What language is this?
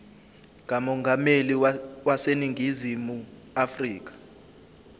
Zulu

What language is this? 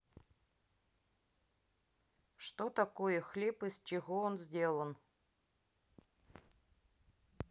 Russian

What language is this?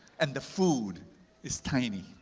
English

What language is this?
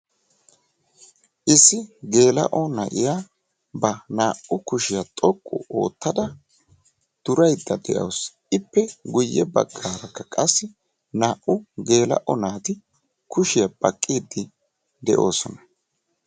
Wolaytta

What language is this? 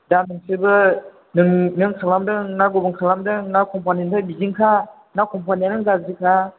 Bodo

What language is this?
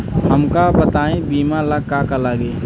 Bhojpuri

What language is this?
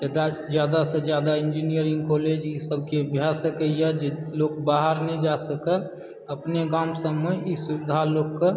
Maithili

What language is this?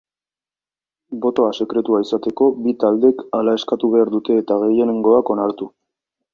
Basque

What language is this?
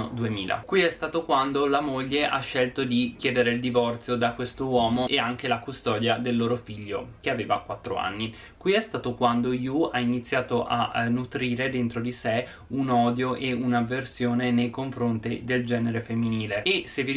Italian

